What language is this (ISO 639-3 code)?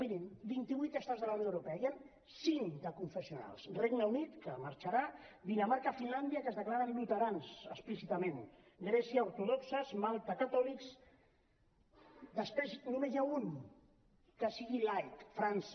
cat